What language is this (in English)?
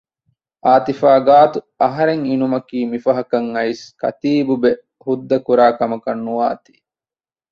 Divehi